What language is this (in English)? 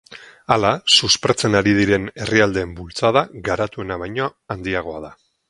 Basque